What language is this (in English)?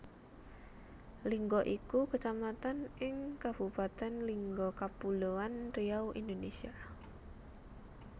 Javanese